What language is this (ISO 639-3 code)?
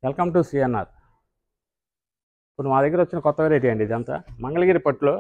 tel